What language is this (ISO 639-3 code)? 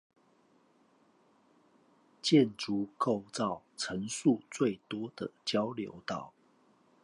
zho